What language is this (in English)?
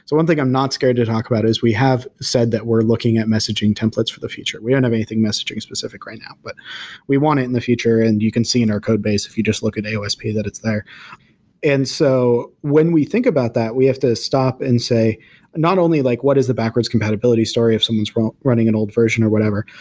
English